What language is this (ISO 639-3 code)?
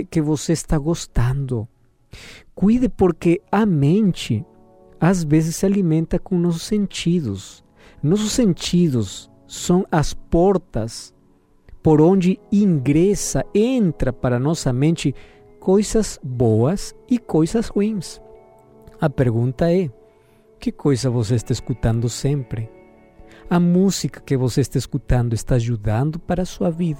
por